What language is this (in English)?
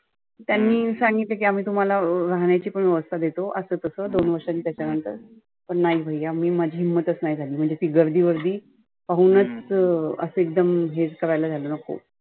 Marathi